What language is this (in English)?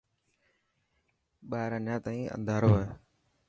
Dhatki